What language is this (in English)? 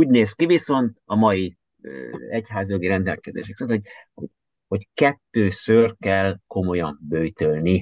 Hungarian